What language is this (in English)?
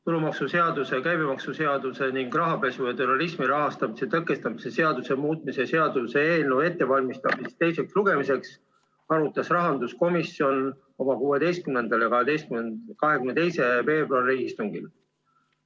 Estonian